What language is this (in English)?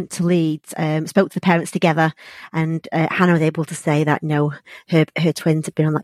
English